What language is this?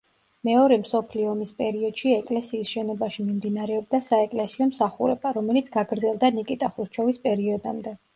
Georgian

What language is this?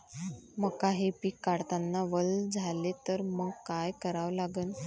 Marathi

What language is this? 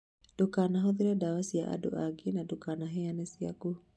Kikuyu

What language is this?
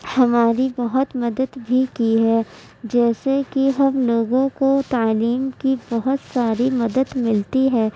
Urdu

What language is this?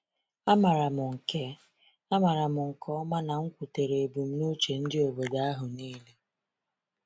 Igbo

